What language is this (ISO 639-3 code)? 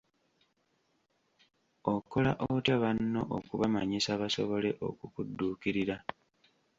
lug